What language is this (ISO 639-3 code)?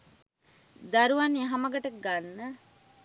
sin